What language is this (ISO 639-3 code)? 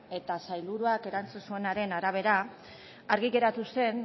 eus